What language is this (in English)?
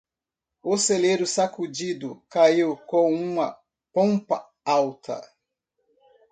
Portuguese